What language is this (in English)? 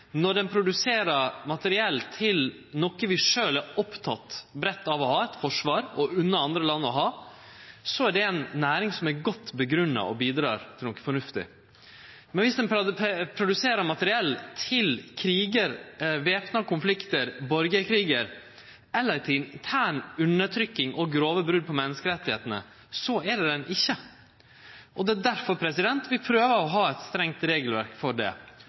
Norwegian Nynorsk